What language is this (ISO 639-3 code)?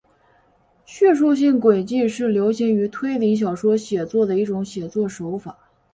zho